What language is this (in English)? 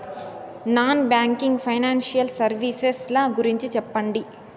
Telugu